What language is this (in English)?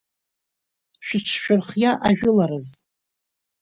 Abkhazian